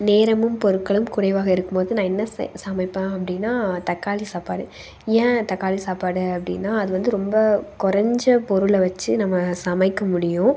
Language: Tamil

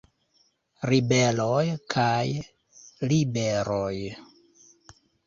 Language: Esperanto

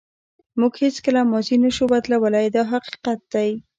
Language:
Pashto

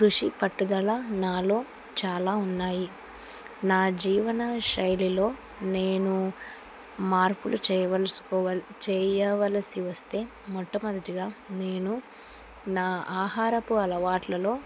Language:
Telugu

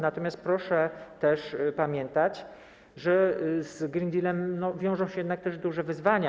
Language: Polish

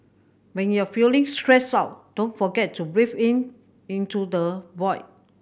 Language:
English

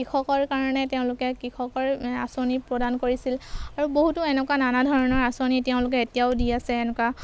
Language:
Assamese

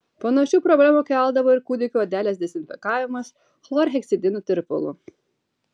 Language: Lithuanian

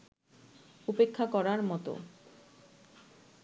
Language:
Bangla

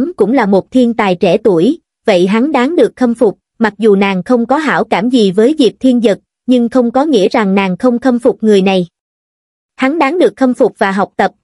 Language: Vietnamese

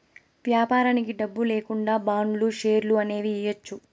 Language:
Telugu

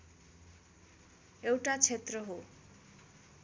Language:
Nepali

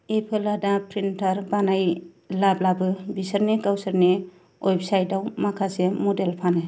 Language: Bodo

